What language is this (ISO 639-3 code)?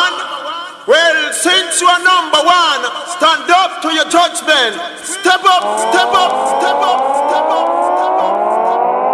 eng